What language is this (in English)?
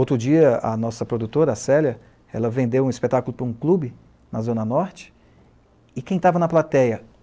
Portuguese